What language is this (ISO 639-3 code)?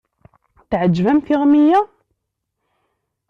kab